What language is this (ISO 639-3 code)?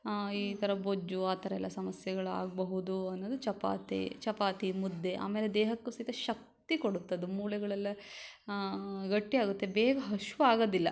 kan